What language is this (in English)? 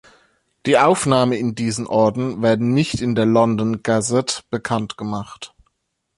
German